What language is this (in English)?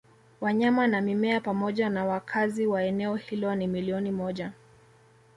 Swahili